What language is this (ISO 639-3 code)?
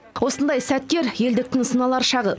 kaz